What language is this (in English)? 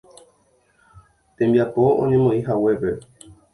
Guarani